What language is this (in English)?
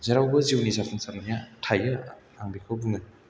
Bodo